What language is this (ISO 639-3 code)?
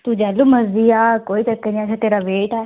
doi